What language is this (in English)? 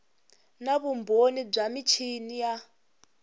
Tsonga